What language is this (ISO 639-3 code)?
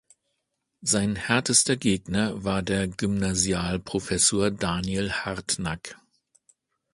deu